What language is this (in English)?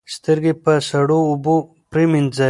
Pashto